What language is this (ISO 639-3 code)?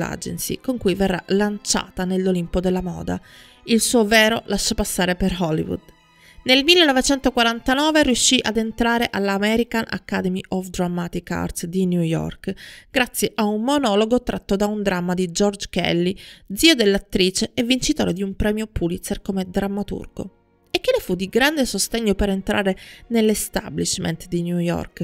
ita